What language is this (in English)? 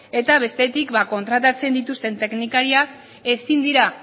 Basque